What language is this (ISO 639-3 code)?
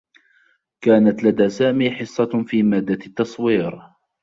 ara